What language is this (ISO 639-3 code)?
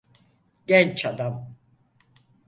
tur